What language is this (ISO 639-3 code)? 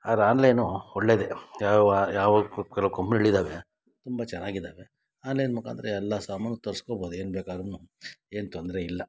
kan